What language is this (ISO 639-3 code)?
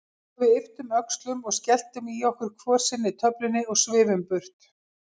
isl